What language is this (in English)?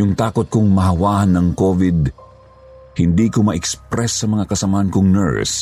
Filipino